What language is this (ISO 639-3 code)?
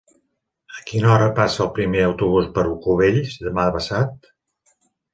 cat